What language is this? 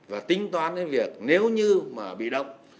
Vietnamese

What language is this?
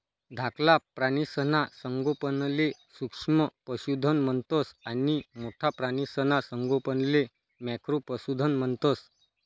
Marathi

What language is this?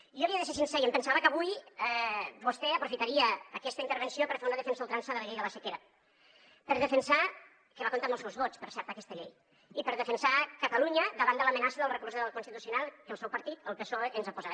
Catalan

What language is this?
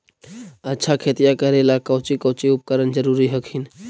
Magahi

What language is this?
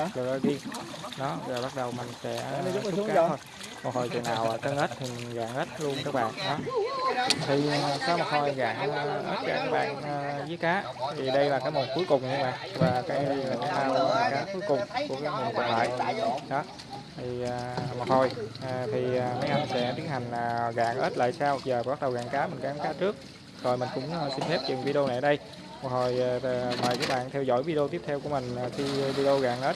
Vietnamese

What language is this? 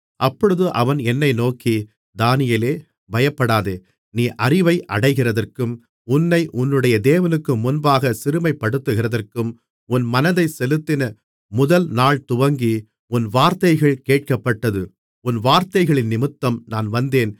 Tamil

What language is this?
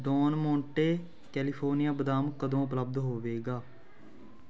Punjabi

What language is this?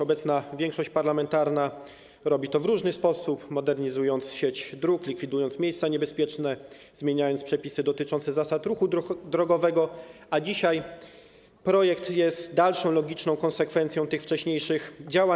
Polish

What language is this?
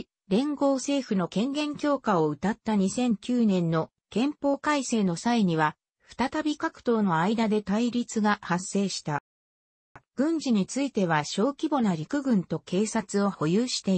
Japanese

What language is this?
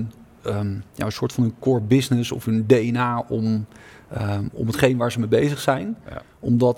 Dutch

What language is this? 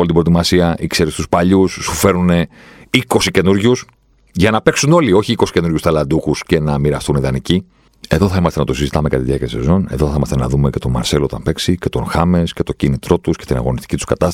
Greek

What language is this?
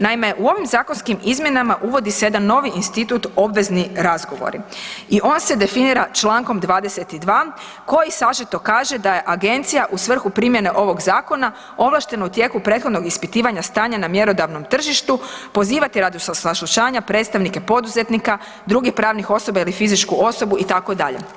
Croatian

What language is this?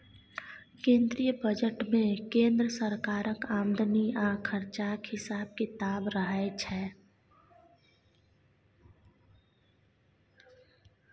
Maithili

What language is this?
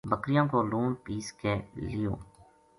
Gujari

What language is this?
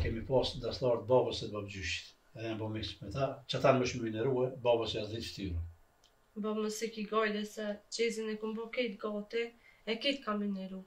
Romanian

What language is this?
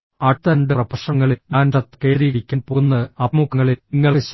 Malayalam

